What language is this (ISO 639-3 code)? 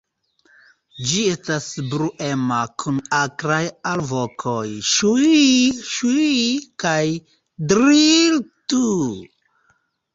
epo